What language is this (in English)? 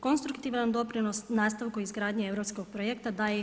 Croatian